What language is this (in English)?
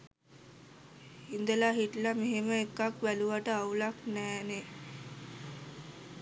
Sinhala